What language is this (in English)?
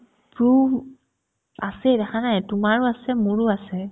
Assamese